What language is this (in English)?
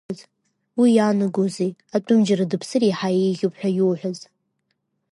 Abkhazian